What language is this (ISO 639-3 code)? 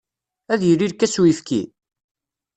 kab